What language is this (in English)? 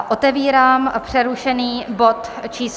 Czech